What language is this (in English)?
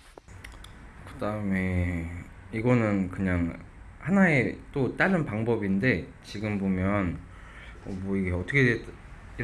Korean